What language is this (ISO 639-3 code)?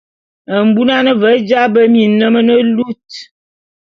bum